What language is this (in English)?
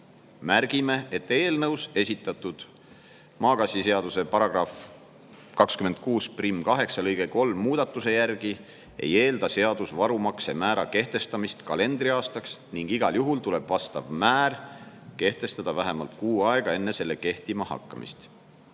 Estonian